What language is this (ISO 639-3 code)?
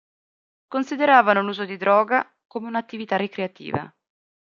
ita